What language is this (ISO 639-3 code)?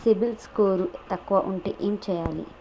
tel